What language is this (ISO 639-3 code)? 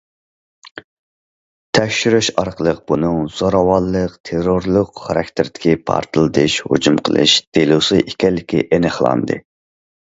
uig